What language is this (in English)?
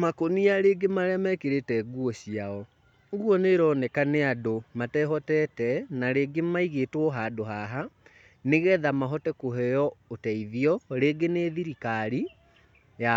Kikuyu